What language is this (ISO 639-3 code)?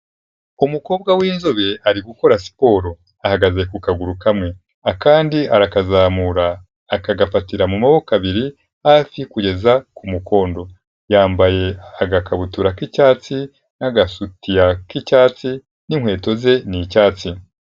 kin